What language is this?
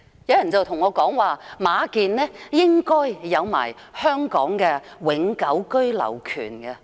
Cantonese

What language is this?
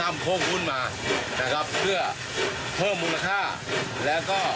Thai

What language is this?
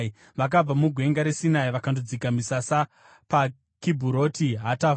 Shona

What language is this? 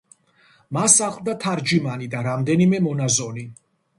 Georgian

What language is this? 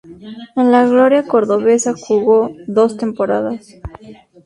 Spanish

